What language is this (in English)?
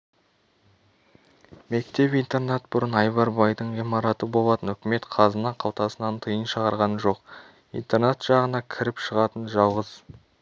Kazakh